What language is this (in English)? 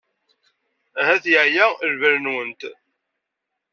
Kabyle